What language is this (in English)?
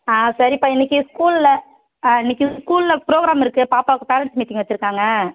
Tamil